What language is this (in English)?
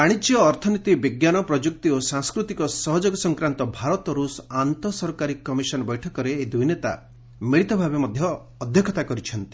Odia